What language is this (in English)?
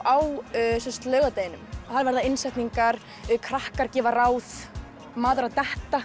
Icelandic